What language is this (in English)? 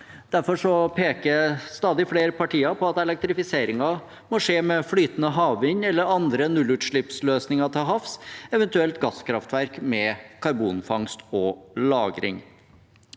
Norwegian